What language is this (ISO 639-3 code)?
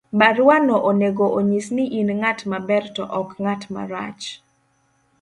luo